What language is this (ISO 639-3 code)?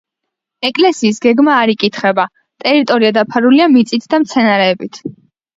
kat